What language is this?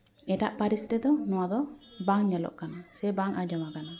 Santali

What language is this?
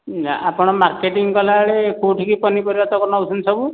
Odia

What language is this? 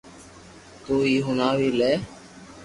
Loarki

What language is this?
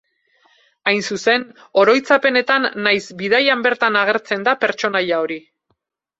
Basque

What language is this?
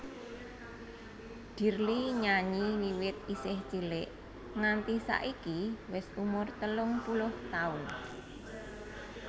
Javanese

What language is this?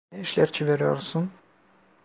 Turkish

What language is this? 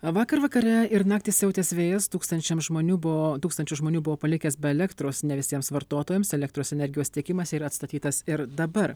Lithuanian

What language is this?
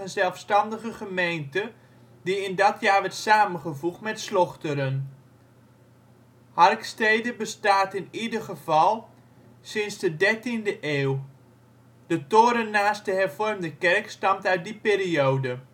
Dutch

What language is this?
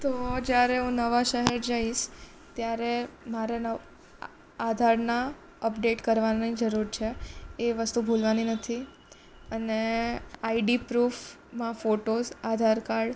Gujarati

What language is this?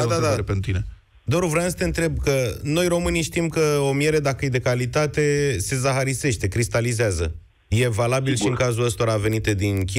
Romanian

